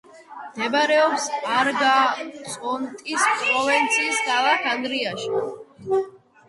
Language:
Georgian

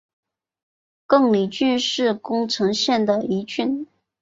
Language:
Chinese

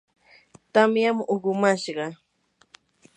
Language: Yanahuanca Pasco Quechua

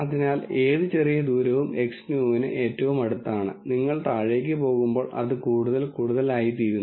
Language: Malayalam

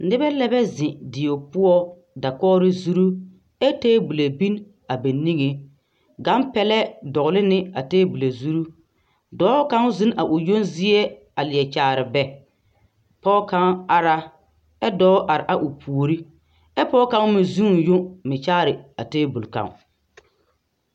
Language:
Southern Dagaare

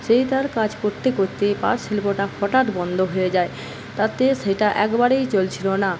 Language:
Bangla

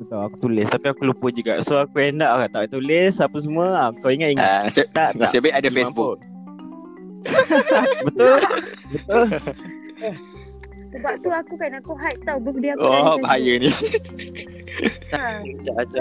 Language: Malay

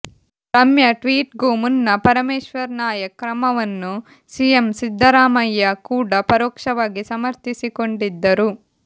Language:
Kannada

